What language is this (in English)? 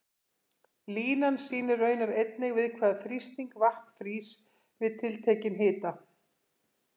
Icelandic